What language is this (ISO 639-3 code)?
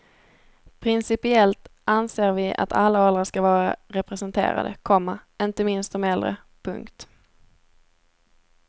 swe